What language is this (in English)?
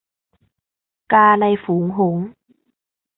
Thai